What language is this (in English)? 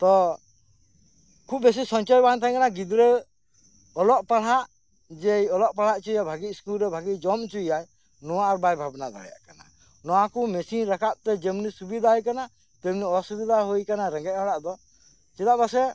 Santali